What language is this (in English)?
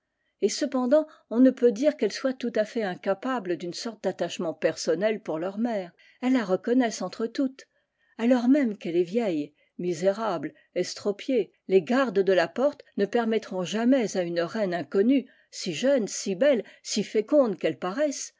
French